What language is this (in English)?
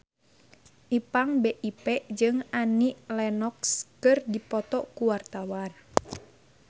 Sundanese